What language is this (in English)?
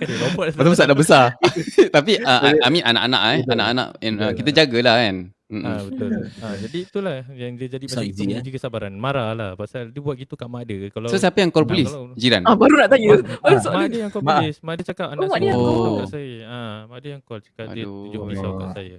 Malay